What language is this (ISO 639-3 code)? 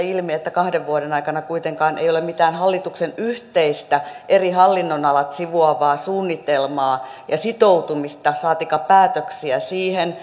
fin